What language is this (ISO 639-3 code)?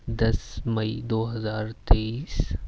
urd